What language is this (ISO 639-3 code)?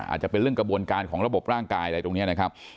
tha